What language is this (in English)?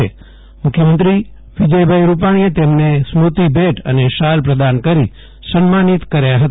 Gujarati